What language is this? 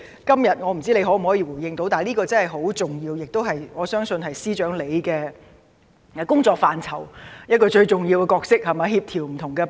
Cantonese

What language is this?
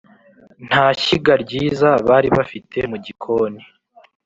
Kinyarwanda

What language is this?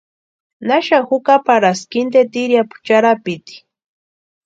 Western Highland Purepecha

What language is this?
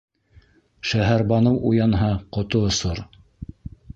Bashkir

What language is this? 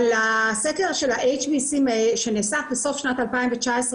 Hebrew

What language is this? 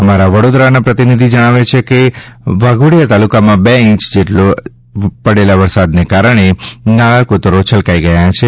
Gujarati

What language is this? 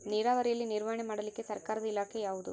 Kannada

